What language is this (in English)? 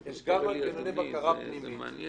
Hebrew